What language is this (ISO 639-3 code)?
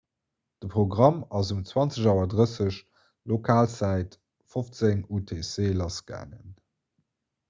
ltz